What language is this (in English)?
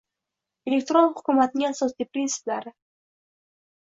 Uzbek